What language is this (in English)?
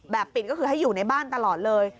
Thai